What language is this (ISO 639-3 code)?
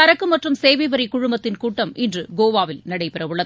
tam